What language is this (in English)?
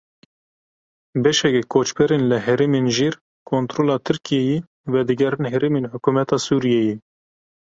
Kurdish